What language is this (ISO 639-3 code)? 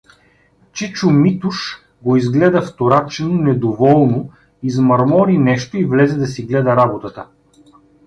bul